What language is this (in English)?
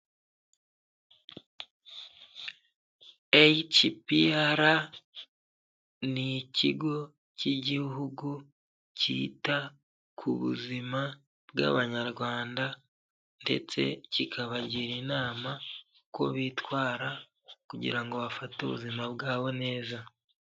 Kinyarwanda